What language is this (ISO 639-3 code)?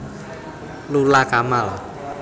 jav